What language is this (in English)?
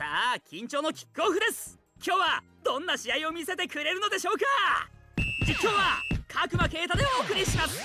Japanese